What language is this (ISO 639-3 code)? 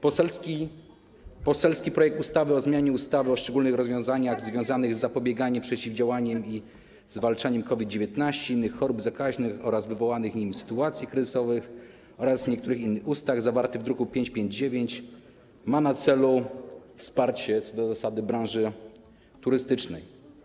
pol